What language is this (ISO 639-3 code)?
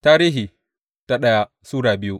hau